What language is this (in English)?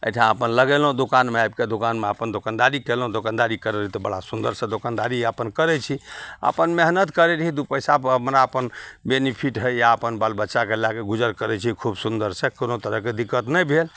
Maithili